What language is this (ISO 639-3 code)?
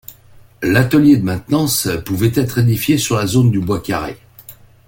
fra